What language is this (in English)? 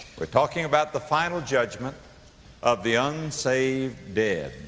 English